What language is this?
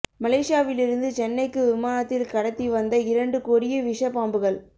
Tamil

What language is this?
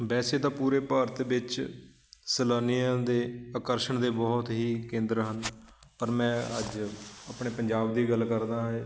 Punjabi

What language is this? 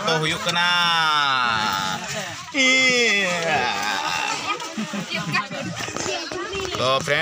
Indonesian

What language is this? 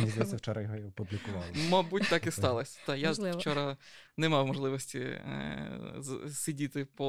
Ukrainian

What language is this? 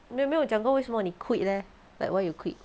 English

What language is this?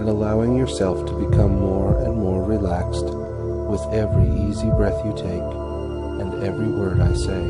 English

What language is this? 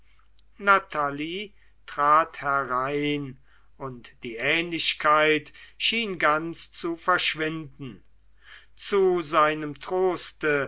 German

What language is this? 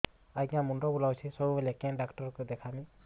Odia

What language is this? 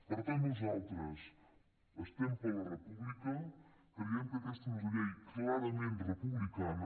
Catalan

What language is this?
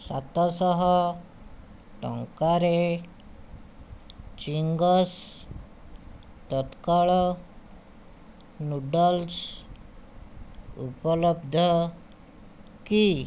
Odia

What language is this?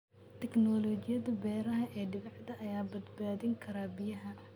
Somali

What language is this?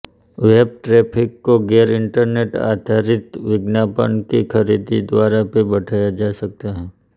Hindi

